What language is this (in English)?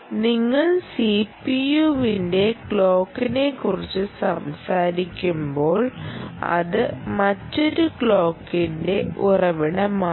Malayalam